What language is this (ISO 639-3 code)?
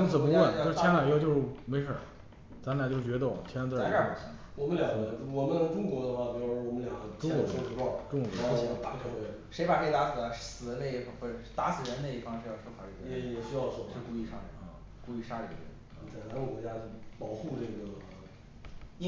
zho